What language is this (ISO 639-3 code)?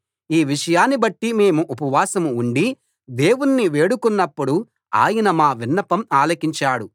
tel